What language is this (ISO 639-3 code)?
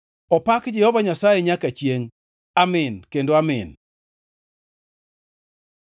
luo